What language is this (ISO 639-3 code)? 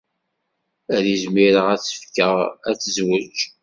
kab